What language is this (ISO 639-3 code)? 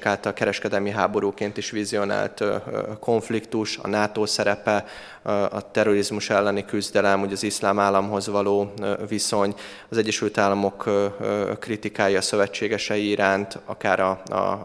hun